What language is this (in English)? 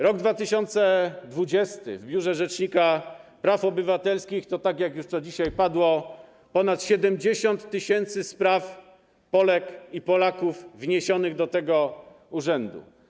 Polish